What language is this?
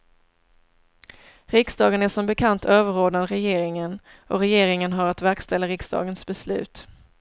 Swedish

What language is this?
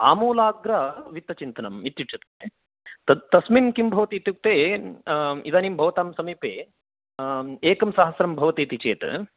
Sanskrit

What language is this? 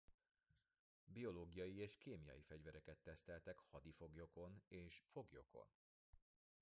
Hungarian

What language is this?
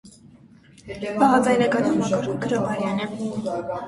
Armenian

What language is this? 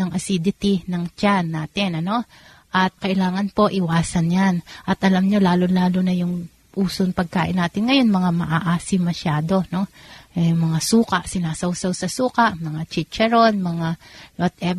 Filipino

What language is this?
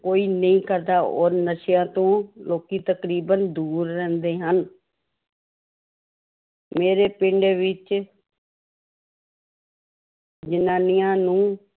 Punjabi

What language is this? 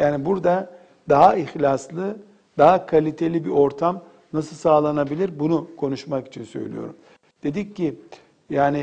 Turkish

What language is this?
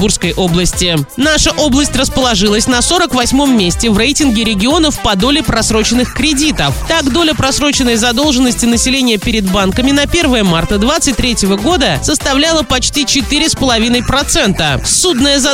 Russian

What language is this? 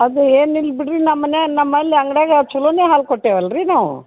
Kannada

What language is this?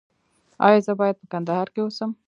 Pashto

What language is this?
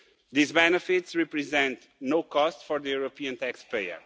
English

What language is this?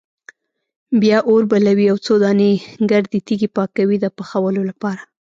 Pashto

